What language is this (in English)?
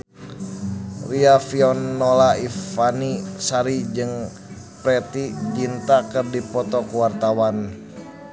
Sundanese